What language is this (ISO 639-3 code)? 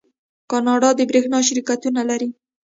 pus